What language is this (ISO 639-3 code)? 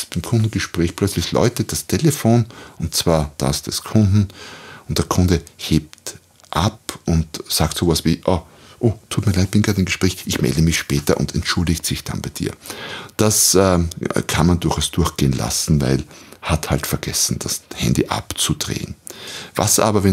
deu